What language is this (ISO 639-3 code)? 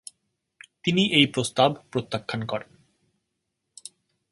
ben